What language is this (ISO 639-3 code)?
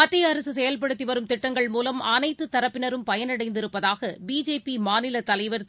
tam